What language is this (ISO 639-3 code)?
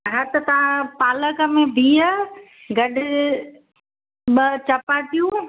snd